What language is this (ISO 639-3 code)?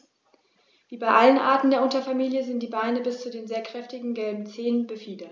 deu